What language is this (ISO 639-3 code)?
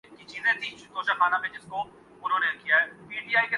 urd